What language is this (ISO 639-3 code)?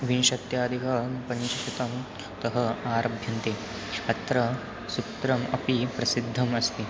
san